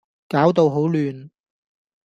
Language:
Cantonese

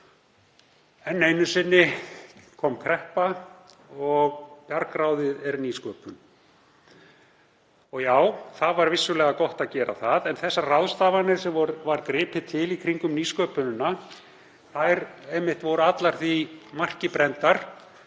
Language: Icelandic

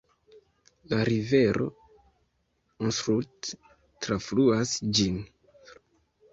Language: Esperanto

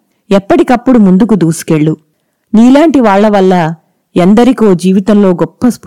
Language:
Telugu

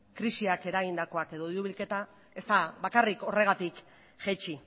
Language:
Basque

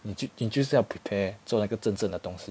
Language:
English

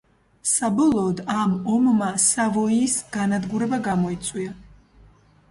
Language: Georgian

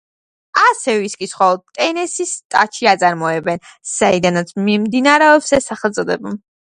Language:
Georgian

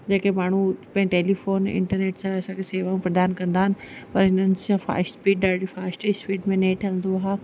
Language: Sindhi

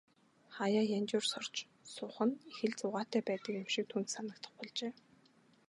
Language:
Mongolian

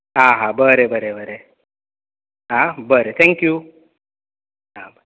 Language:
Konkani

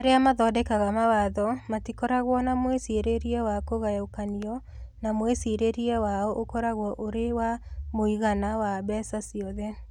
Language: Kikuyu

